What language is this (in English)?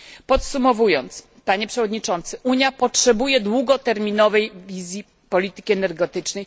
Polish